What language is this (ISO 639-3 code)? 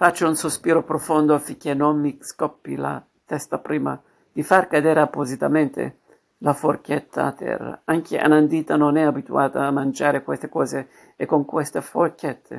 ita